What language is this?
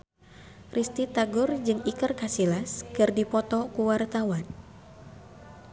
Sundanese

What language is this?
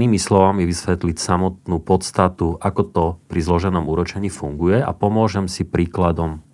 Slovak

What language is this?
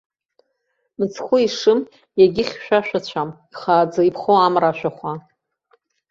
Abkhazian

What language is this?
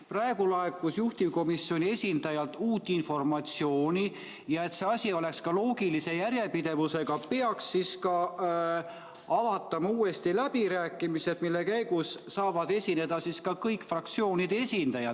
Estonian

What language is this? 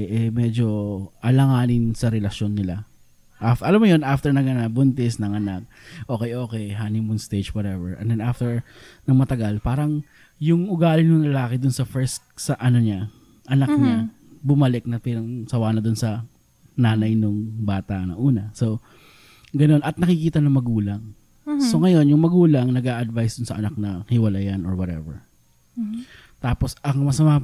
Filipino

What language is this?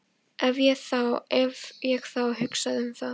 Icelandic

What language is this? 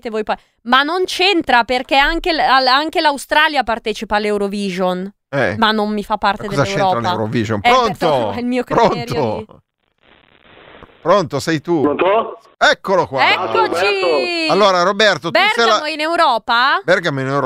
Italian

